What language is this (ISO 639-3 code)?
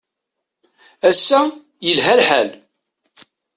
kab